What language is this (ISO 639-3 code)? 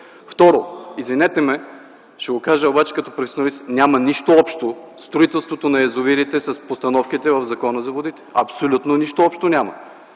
bul